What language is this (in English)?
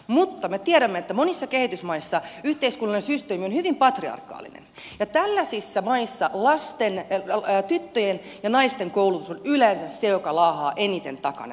Finnish